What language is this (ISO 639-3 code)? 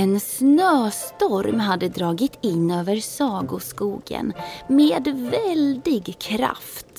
swe